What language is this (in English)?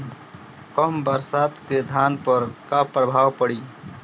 Bhojpuri